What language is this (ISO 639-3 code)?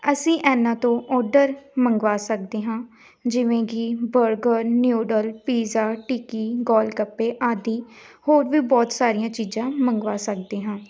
pan